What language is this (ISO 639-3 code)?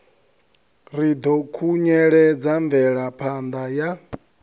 ven